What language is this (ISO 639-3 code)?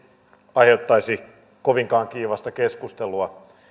fin